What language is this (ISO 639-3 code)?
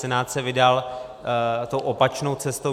ces